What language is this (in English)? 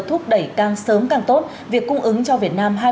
Vietnamese